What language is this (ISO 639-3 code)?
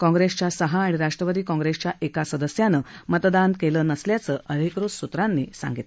mar